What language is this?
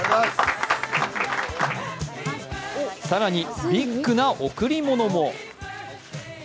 Japanese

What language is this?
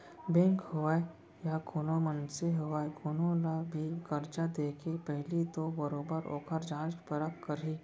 Chhattisgarhi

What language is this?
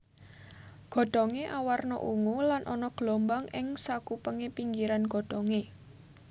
Javanese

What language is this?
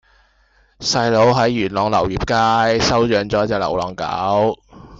Cantonese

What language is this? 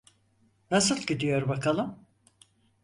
Turkish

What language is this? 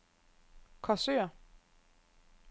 Danish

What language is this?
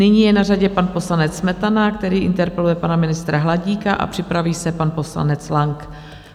Czech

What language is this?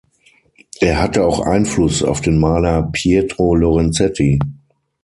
German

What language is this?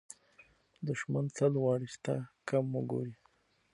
Pashto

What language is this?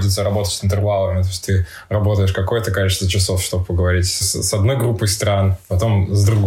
Russian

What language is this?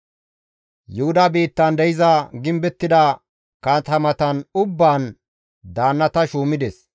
Gamo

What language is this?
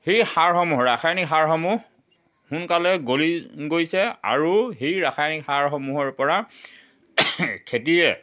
Assamese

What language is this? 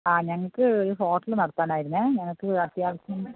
Malayalam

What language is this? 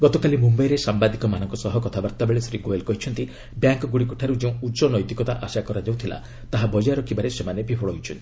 Odia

